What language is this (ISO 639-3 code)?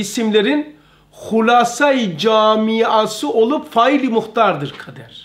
tur